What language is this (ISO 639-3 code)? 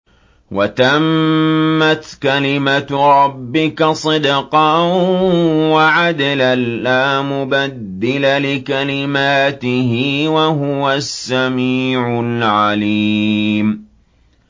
ara